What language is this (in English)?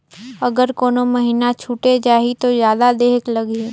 Chhattisgarhi